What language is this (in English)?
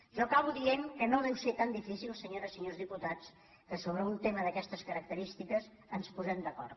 Catalan